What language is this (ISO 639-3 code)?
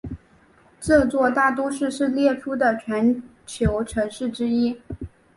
zho